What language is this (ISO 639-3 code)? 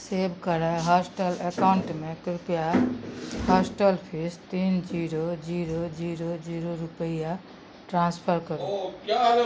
mai